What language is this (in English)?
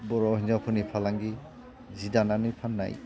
Bodo